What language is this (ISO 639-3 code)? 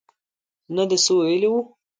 pus